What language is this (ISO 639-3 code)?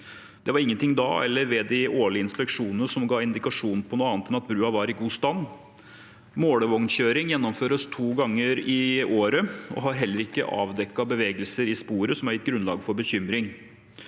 nor